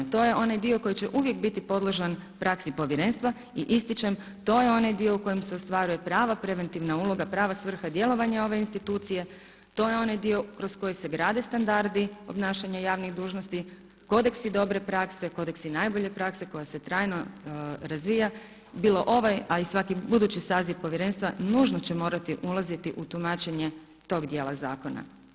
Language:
Croatian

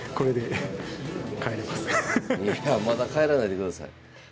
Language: Japanese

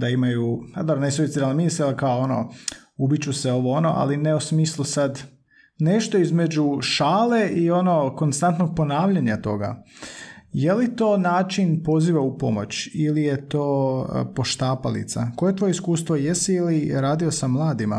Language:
Croatian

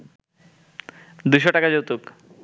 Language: Bangla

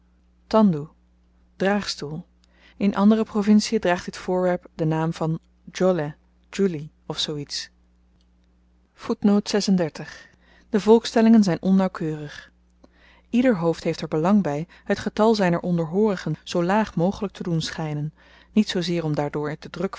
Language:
Dutch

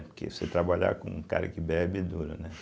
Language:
Portuguese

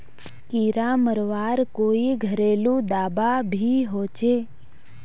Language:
Magahi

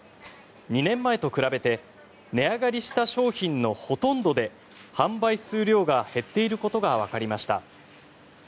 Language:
Japanese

